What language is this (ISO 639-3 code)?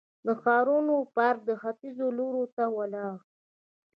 pus